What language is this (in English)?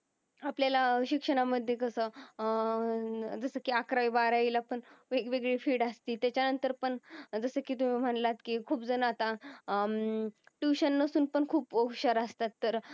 Marathi